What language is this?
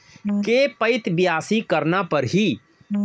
Chhattisgarhi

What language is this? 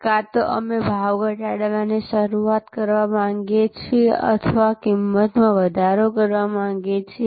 Gujarati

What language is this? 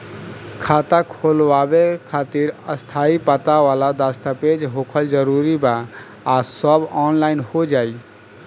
Bhojpuri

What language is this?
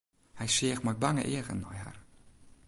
Western Frisian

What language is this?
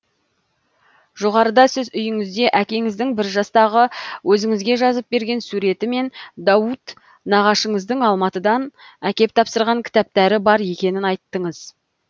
Kazakh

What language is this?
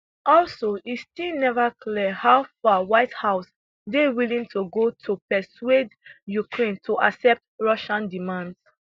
Nigerian Pidgin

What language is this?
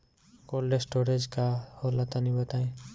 Bhojpuri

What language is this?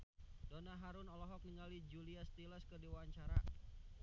Sundanese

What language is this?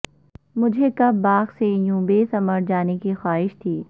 Urdu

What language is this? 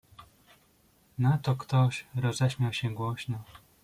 Polish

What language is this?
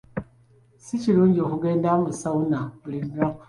Ganda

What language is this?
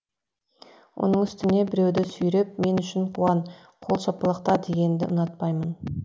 Kazakh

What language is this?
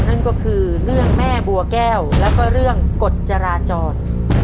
Thai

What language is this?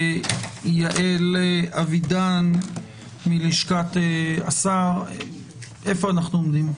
Hebrew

